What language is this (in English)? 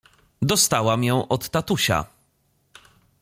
Polish